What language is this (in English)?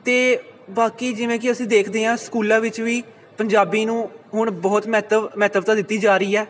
Punjabi